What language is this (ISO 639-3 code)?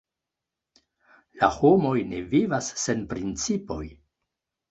epo